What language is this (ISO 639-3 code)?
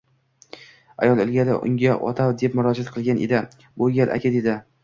uzb